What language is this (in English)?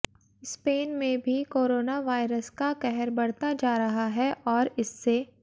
Hindi